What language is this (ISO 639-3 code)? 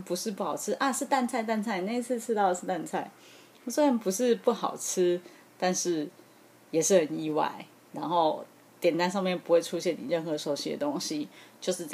zho